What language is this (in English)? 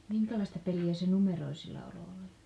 Finnish